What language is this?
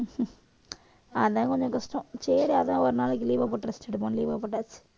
Tamil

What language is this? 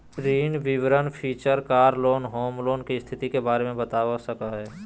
Magahi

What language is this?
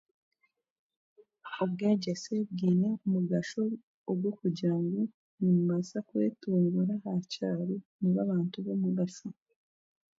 Chiga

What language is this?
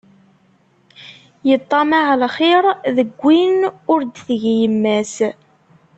Kabyle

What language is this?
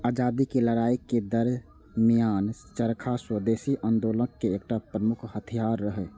Maithili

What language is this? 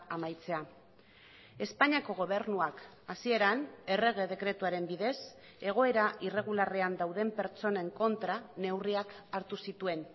Basque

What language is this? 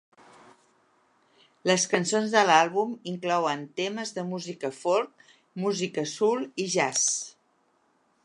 Catalan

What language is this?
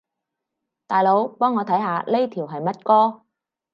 Cantonese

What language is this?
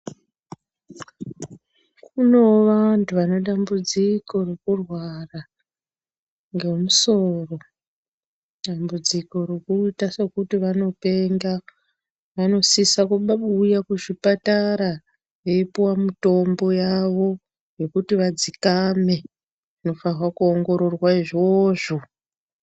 Ndau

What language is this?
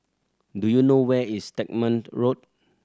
English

